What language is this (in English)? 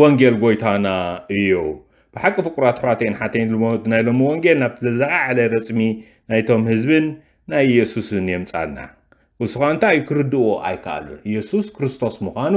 Arabic